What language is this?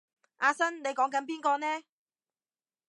Cantonese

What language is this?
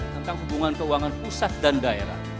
Indonesian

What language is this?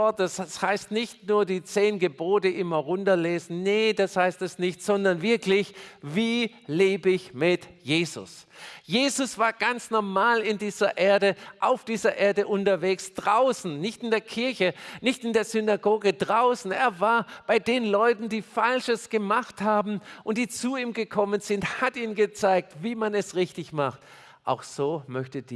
German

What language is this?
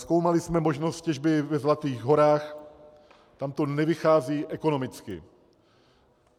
Czech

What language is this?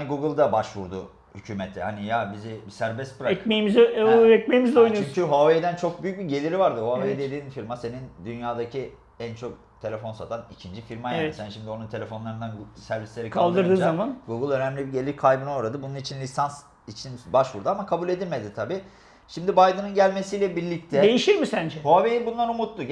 Turkish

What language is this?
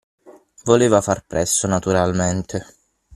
Italian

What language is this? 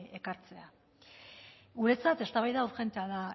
Basque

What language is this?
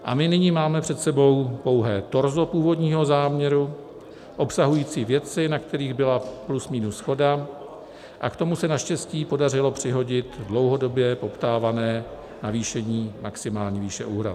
Czech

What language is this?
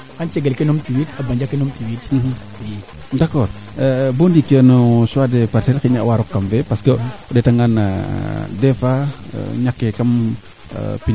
Serer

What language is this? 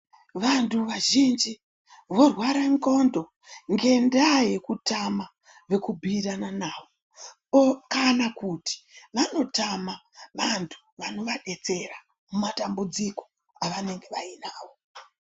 Ndau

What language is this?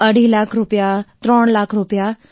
Gujarati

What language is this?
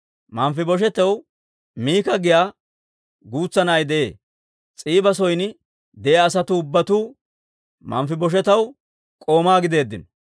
Dawro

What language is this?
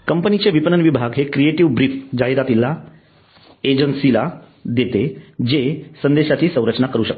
Marathi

